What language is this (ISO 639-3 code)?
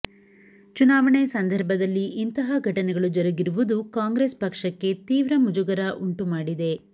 kan